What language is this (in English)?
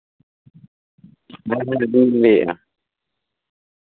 Santali